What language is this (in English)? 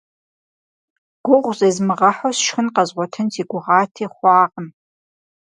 Kabardian